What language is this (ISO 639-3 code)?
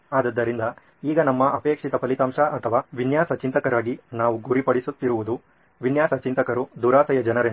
kan